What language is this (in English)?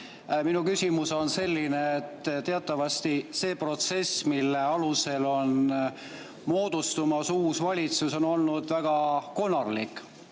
Estonian